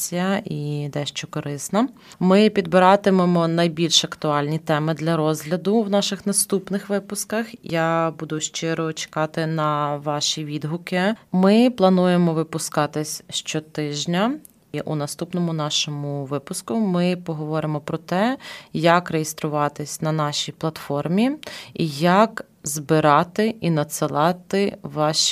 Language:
Ukrainian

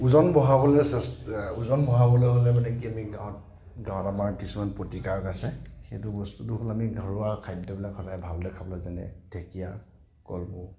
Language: Assamese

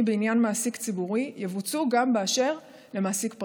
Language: Hebrew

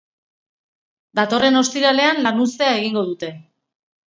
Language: Basque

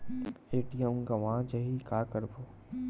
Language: Chhattisgarhi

